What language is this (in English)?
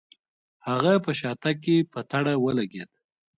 Pashto